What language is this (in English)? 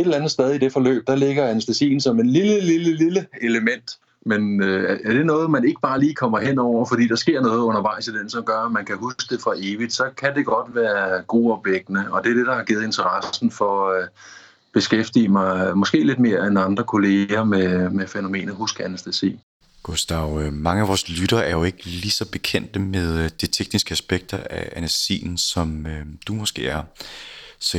Danish